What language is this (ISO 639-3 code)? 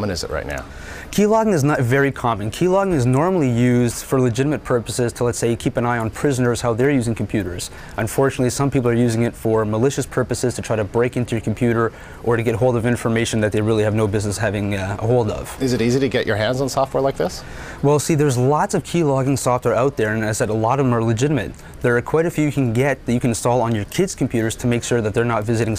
eng